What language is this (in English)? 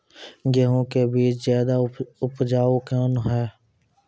Maithili